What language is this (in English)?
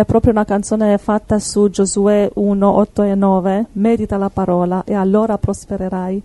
Italian